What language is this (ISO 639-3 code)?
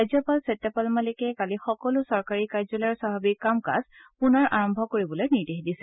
asm